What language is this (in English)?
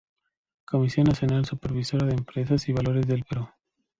Spanish